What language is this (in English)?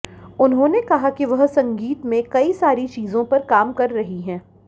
Hindi